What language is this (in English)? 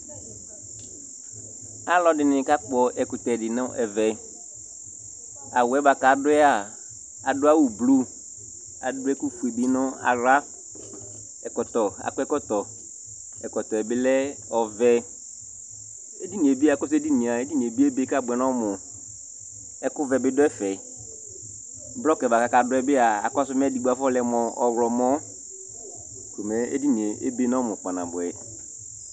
Ikposo